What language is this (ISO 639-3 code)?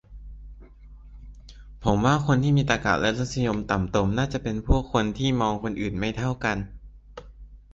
tha